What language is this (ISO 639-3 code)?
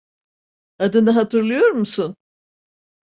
tur